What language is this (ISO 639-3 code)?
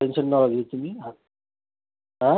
mar